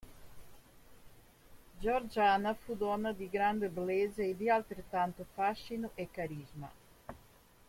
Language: Italian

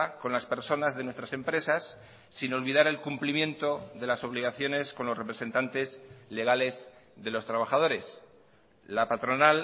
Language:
Spanish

